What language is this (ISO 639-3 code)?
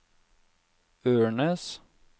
nor